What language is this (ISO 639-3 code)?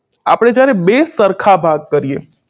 guj